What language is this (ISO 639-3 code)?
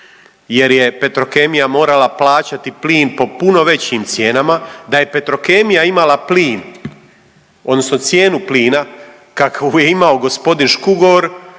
hrv